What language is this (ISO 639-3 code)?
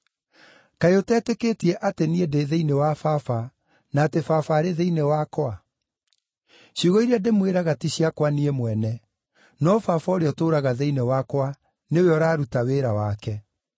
kik